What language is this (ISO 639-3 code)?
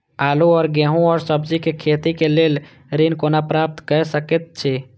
mai